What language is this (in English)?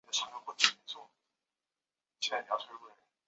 Chinese